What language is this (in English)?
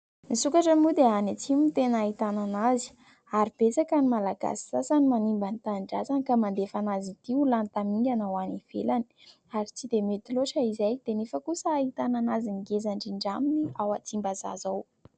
Malagasy